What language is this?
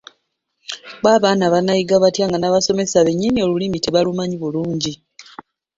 Ganda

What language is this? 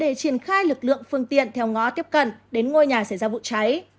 Vietnamese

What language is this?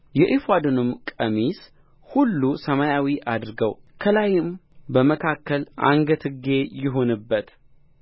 Amharic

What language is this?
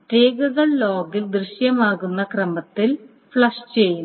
Malayalam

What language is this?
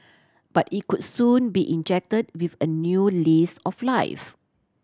English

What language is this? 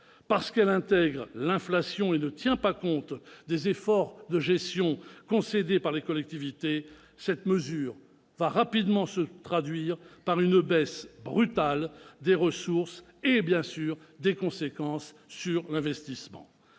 French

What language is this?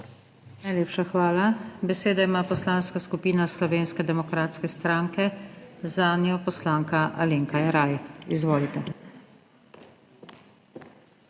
Slovenian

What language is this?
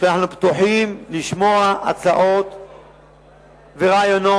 Hebrew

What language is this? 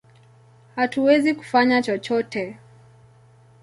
Swahili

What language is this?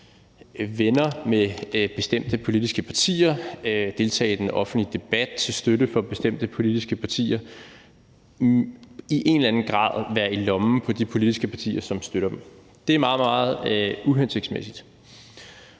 Danish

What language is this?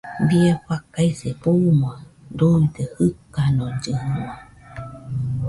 Nüpode Huitoto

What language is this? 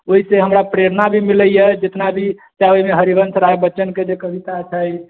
Maithili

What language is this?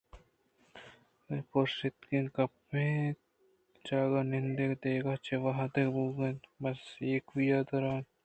Eastern Balochi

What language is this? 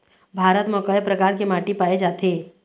Chhattisgarhi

